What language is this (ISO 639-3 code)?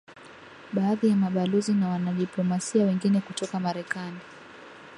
swa